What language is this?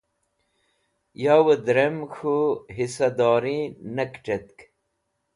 Wakhi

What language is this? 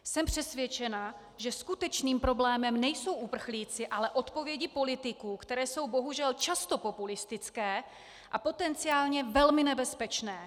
Czech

